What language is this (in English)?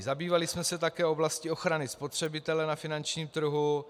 Czech